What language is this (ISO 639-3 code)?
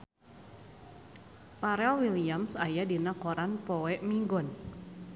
sun